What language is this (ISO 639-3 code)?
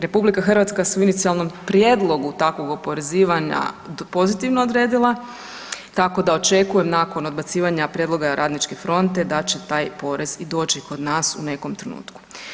hrv